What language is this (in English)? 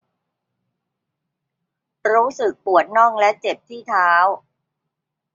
Thai